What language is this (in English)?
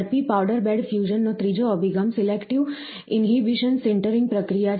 Gujarati